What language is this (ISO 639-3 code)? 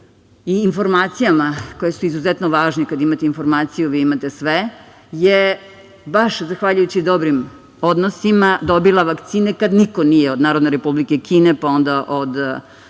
srp